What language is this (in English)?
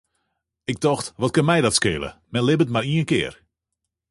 Western Frisian